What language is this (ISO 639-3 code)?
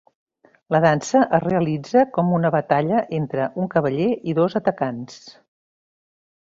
cat